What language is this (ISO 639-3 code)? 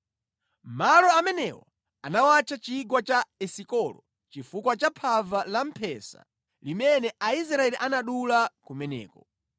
nya